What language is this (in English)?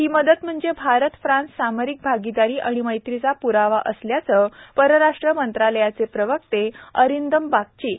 Marathi